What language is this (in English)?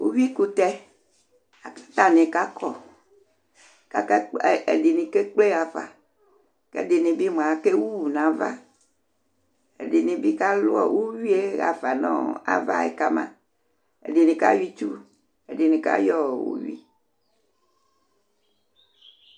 Ikposo